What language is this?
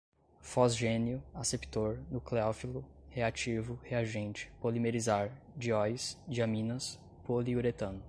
Portuguese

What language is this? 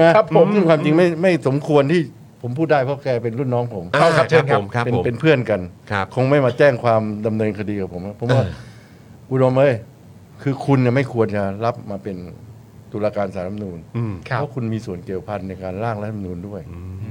Thai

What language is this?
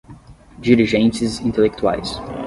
Portuguese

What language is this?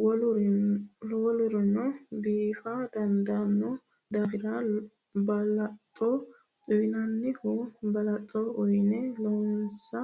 Sidamo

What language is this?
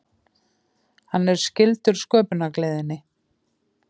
Icelandic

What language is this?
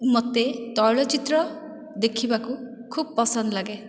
Odia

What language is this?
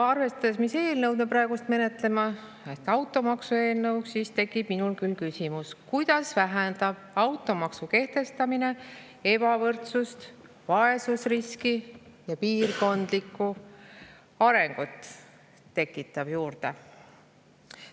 Estonian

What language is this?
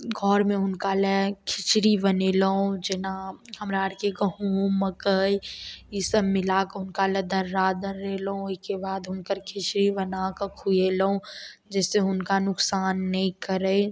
Maithili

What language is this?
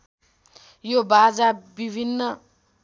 Nepali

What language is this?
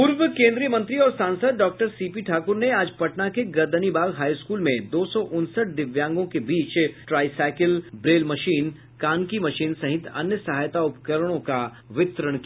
Hindi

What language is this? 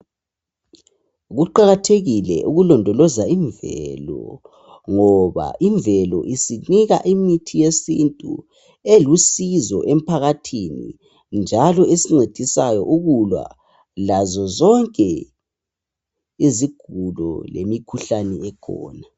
North Ndebele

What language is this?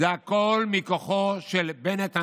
Hebrew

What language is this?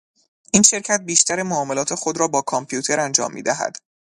Persian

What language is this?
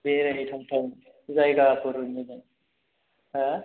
Bodo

